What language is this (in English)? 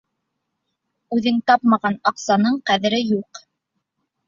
Bashkir